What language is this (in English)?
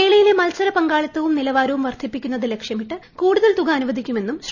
Malayalam